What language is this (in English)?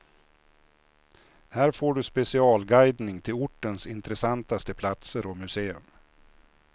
Swedish